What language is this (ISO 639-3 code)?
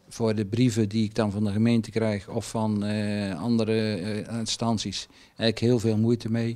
nld